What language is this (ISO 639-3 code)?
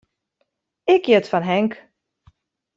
fry